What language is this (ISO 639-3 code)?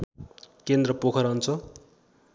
nep